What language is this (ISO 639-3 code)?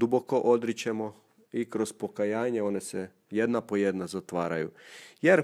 hrv